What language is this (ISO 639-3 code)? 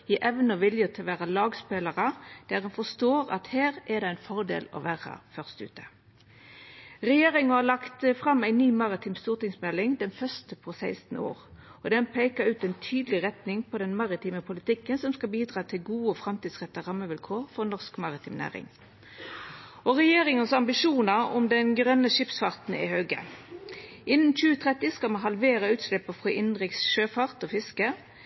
nno